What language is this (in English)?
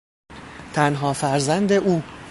Persian